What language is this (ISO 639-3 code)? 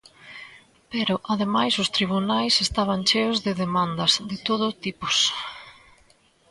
glg